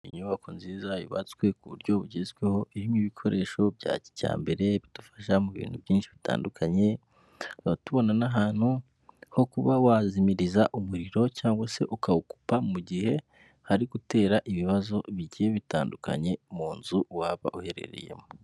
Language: Kinyarwanda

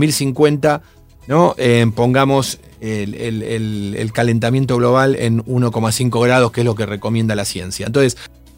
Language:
Spanish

